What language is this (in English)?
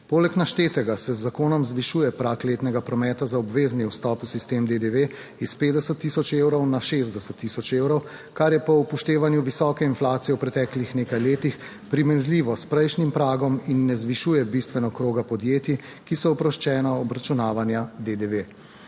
Slovenian